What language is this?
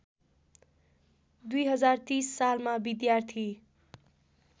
Nepali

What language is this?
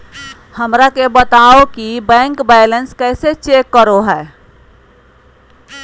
Magahi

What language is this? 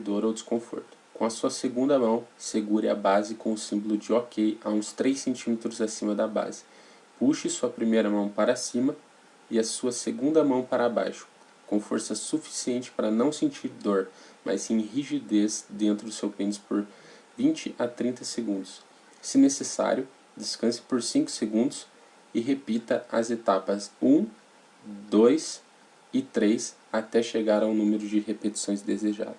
Portuguese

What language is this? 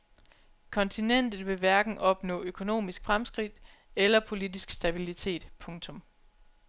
Danish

